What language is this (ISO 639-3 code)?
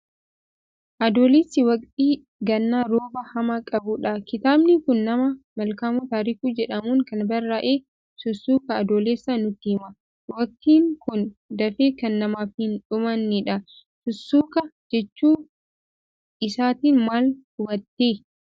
orm